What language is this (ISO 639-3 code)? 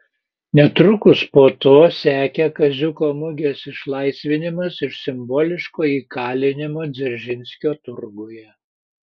lit